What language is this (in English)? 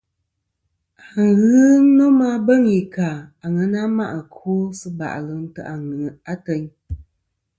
Kom